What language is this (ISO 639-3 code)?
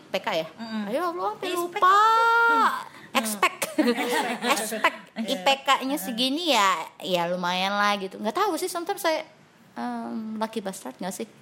ind